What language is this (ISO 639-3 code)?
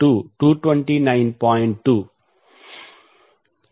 tel